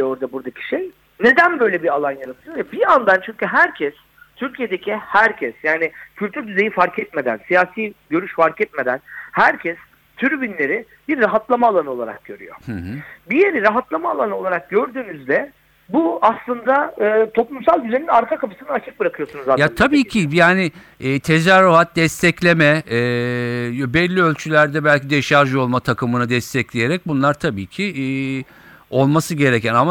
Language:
Turkish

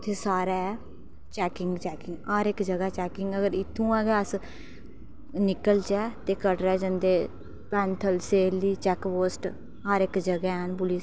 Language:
Dogri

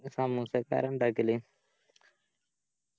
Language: Malayalam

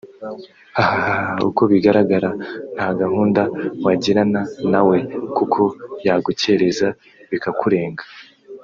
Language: Kinyarwanda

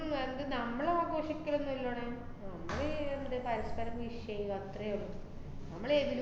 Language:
Malayalam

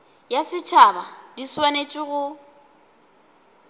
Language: Northern Sotho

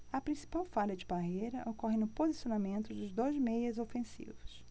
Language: Portuguese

